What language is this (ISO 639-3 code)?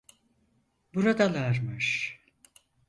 tur